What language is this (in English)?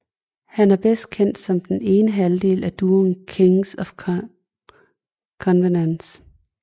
Danish